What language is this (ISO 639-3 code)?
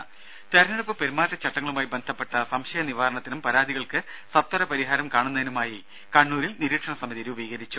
mal